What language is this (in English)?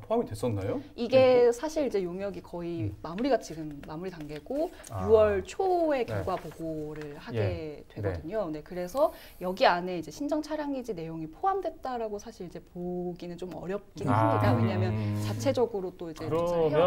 Korean